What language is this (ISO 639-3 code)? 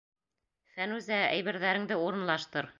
bak